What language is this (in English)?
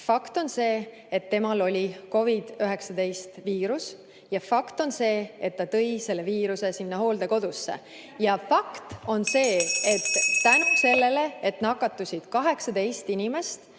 Estonian